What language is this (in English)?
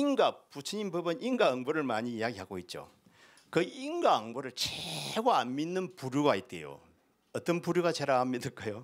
Korean